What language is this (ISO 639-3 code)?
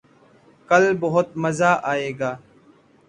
urd